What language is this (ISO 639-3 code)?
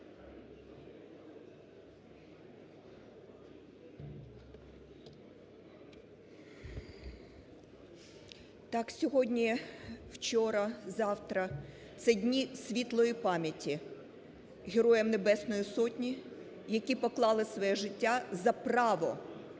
ukr